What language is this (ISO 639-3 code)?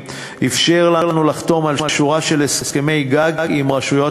heb